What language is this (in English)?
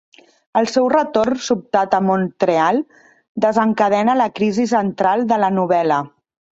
Catalan